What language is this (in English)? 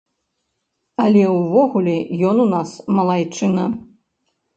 Belarusian